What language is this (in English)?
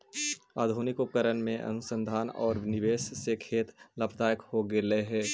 Magahi